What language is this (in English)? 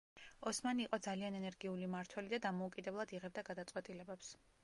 Georgian